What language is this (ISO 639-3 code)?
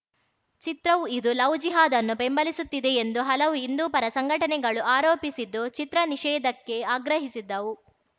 kan